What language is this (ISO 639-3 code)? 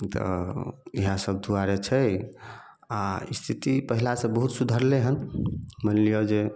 mai